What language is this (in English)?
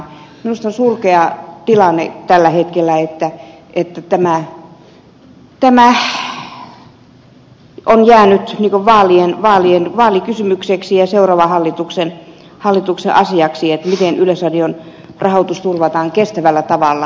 Finnish